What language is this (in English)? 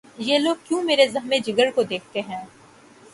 Urdu